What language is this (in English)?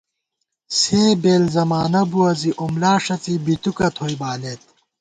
Gawar-Bati